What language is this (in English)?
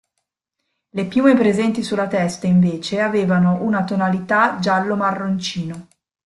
Italian